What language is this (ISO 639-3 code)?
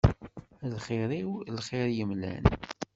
kab